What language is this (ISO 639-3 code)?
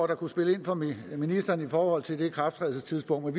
dan